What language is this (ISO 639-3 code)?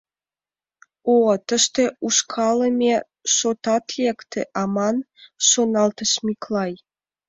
chm